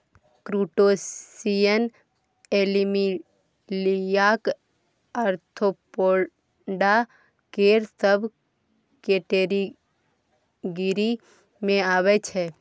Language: Maithili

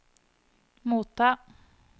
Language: Norwegian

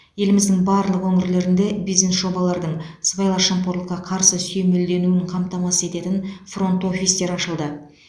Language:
Kazakh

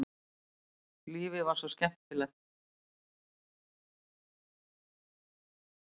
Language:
Icelandic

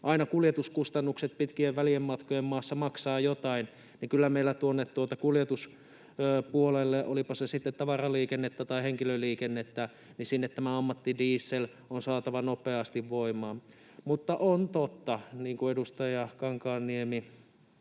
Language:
Finnish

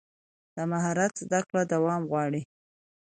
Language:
Pashto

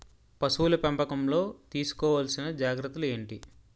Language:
Telugu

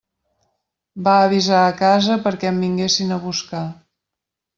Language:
Catalan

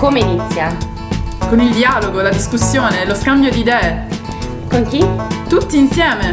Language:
Italian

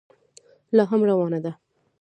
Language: Pashto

